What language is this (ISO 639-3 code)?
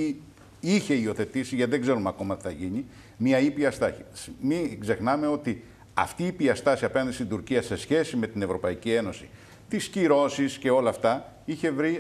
ell